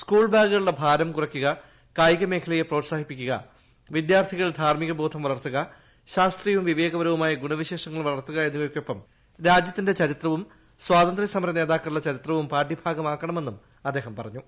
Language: Malayalam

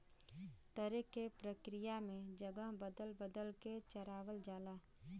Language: Bhojpuri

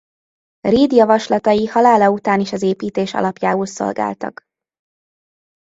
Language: Hungarian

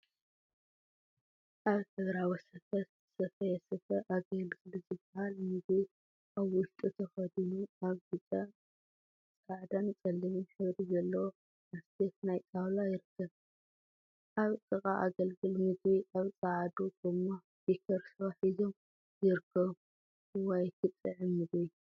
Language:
Tigrinya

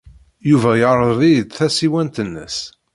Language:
Kabyle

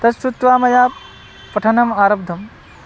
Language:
Sanskrit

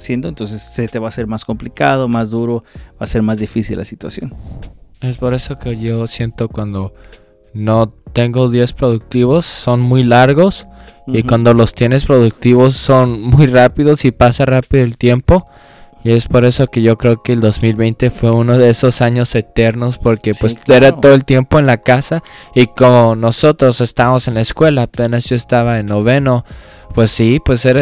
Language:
Spanish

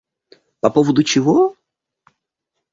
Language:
Russian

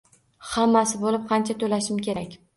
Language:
Uzbek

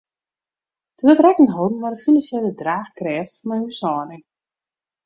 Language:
Western Frisian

